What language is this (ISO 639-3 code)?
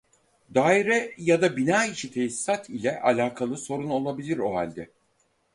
tur